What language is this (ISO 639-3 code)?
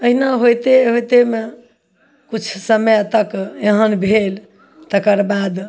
mai